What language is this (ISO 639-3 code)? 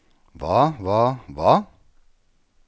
nor